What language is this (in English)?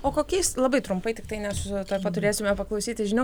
Lithuanian